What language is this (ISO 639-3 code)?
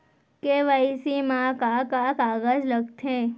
hne